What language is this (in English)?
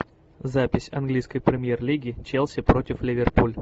Russian